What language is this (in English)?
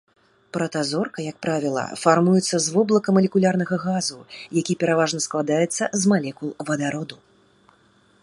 Belarusian